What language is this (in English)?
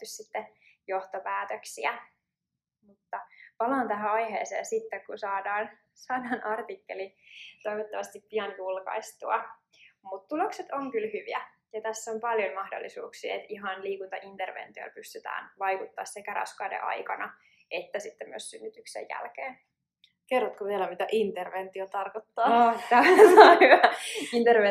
Finnish